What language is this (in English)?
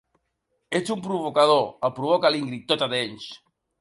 Catalan